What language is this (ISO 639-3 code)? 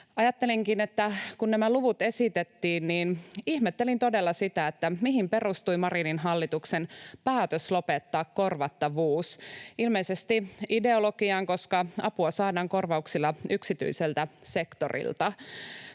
fin